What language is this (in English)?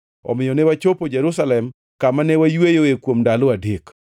Luo (Kenya and Tanzania)